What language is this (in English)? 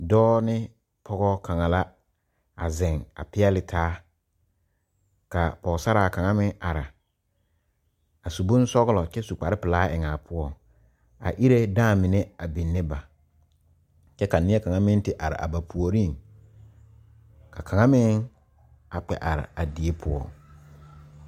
Southern Dagaare